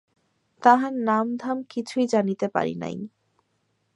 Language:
Bangla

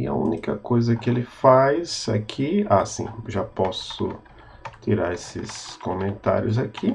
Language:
Portuguese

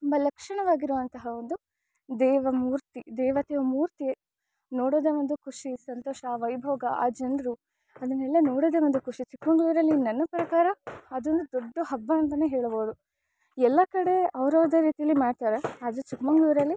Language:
Kannada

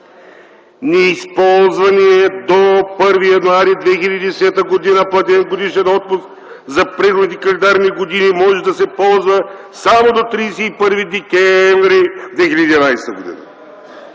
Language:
Bulgarian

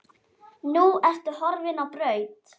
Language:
Icelandic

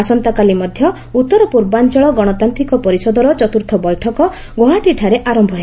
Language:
Odia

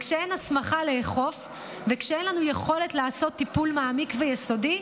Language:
Hebrew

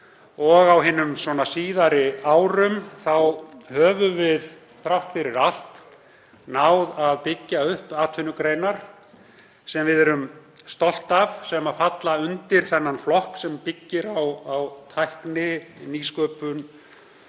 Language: Icelandic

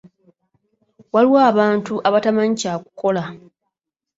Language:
Ganda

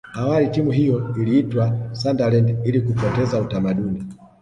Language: Swahili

